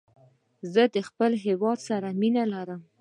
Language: Pashto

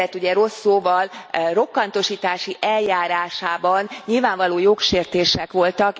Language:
Hungarian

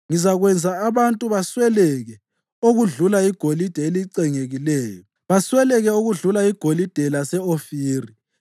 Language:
North Ndebele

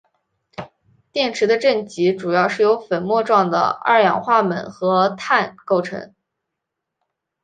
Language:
Chinese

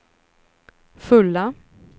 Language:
Swedish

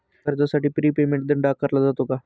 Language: Marathi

